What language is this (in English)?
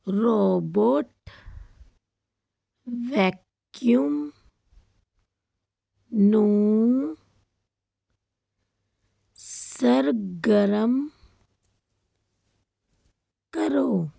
Punjabi